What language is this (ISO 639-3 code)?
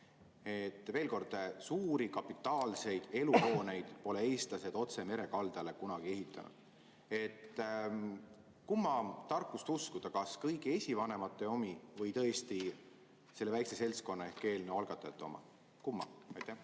est